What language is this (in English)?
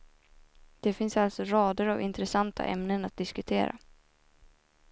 Swedish